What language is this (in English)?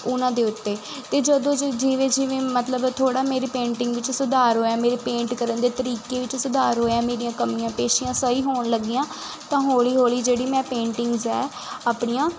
Punjabi